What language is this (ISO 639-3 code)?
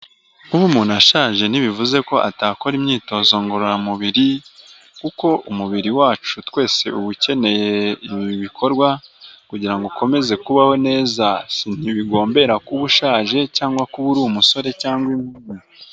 kin